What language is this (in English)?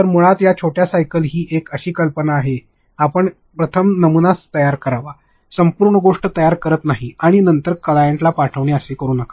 Marathi